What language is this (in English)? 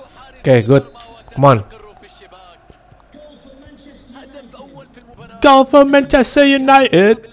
Indonesian